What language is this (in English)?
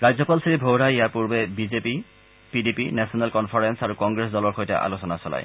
Assamese